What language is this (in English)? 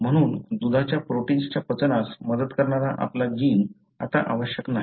Marathi